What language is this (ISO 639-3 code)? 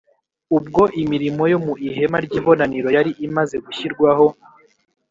kin